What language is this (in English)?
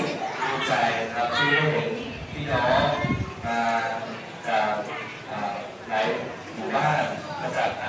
Thai